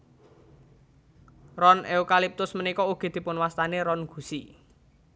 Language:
Javanese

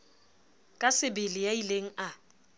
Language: Southern Sotho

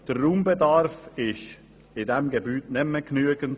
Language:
Swiss German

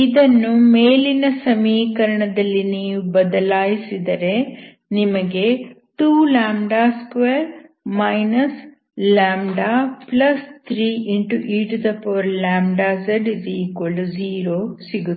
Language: Kannada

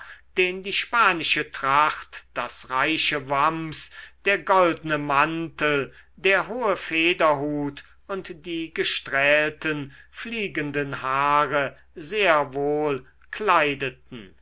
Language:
German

